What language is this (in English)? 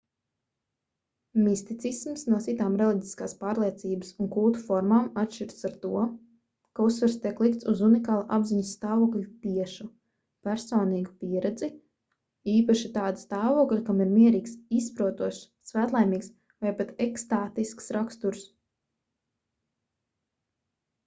Latvian